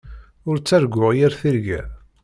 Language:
Kabyle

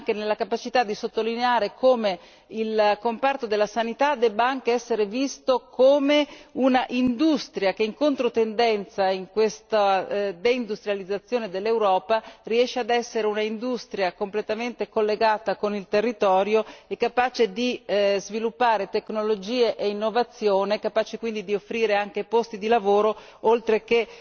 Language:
Italian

